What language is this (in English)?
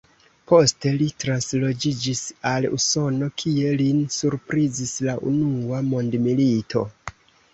Esperanto